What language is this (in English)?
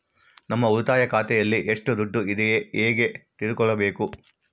Kannada